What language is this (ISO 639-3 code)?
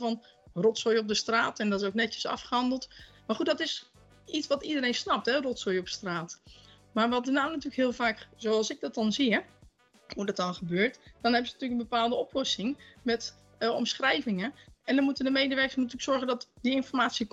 nld